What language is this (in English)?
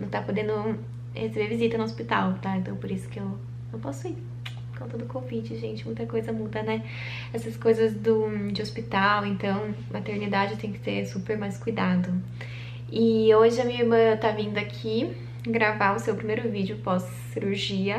Portuguese